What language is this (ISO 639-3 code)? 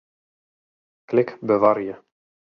fry